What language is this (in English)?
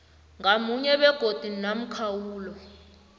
South Ndebele